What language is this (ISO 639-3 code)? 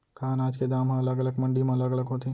hne